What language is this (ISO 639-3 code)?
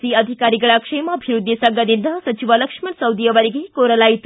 kan